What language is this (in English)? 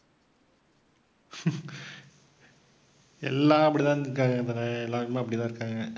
Tamil